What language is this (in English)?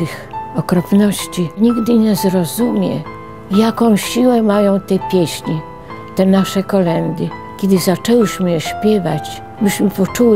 Polish